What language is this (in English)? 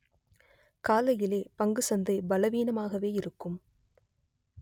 Tamil